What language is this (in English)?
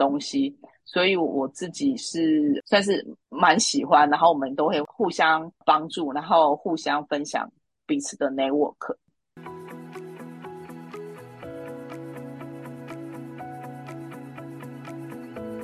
Chinese